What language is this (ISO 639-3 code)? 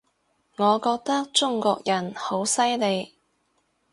yue